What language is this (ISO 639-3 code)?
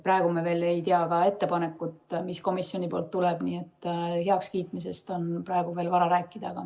est